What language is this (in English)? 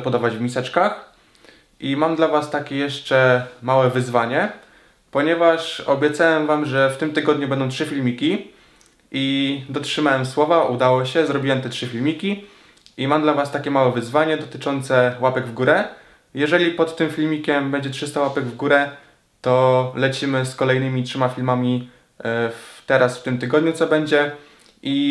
Polish